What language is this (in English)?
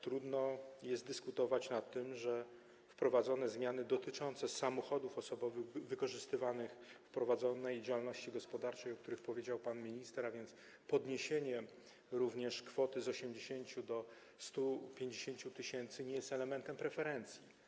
Polish